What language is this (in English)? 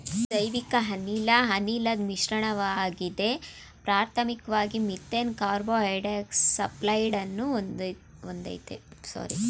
Kannada